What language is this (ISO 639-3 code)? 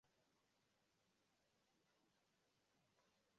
swa